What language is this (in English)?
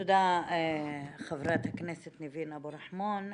Hebrew